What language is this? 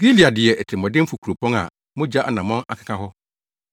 Akan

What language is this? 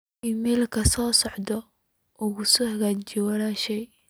Somali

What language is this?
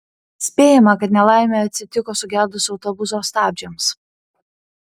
Lithuanian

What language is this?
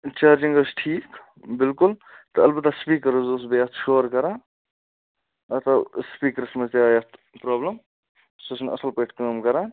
Kashmiri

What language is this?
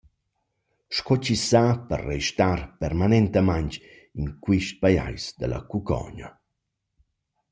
Romansh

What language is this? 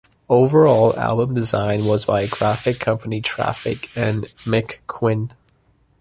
English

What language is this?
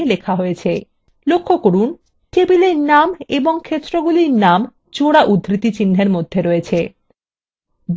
Bangla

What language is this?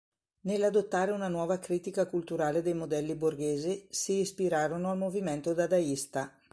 Italian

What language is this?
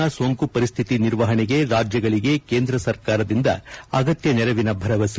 Kannada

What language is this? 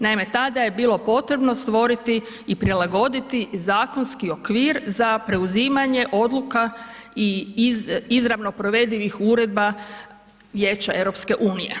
Croatian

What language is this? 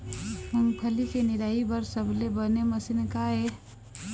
Chhattisgarhi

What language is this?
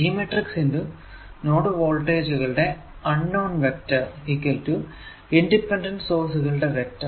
Malayalam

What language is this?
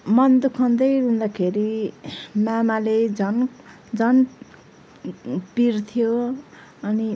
Nepali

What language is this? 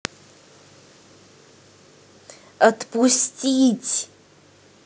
Russian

